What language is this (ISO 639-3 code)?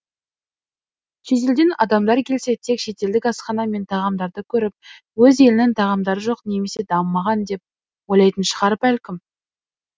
kaz